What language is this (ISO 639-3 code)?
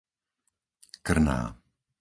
slk